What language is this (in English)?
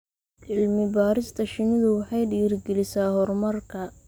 Somali